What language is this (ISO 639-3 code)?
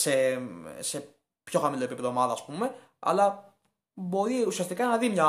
ell